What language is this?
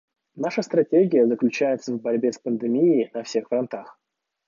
Russian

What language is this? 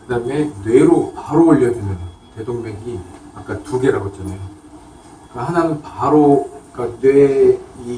Korean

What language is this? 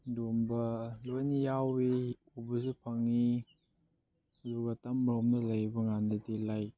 Manipuri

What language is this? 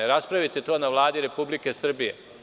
Serbian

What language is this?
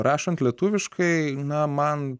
Lithuanian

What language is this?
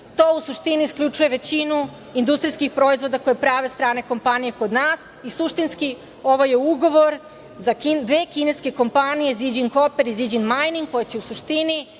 Serbian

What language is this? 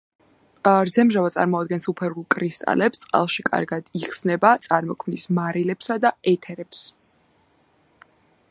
Georgian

